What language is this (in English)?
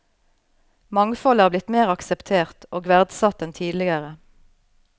Norwegian